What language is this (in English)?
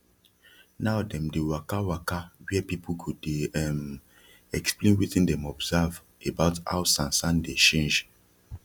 Nigerian Pidgin